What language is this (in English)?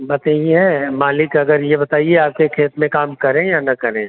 Hindi